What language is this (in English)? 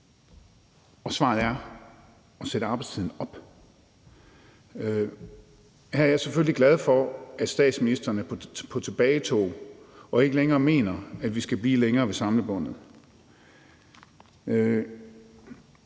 Danish